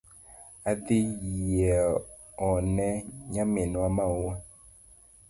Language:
Luo (Kenya and Tanzania)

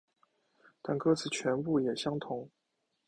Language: Chinese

